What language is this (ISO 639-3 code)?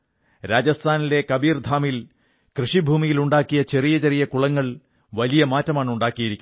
mal